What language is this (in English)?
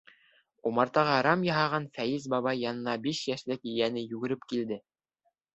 Bashkir